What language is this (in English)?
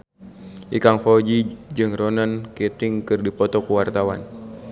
Sundanese